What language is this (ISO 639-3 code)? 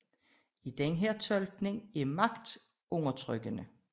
dan